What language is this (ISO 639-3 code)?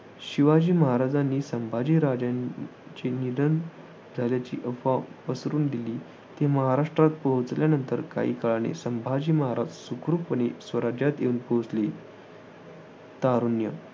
mar